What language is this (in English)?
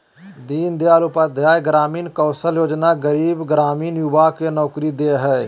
Magahi